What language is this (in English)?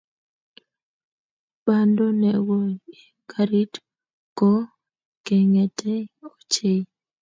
Kalenjin